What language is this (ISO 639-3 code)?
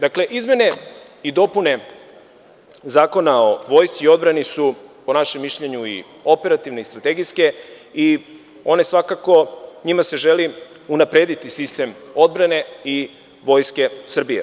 srp